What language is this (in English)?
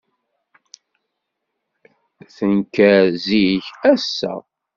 Kabyle